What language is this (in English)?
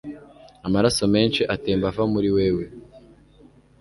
Kinyarwanda